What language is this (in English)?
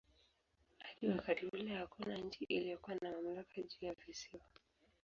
Swahili